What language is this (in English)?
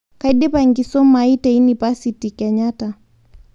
Masai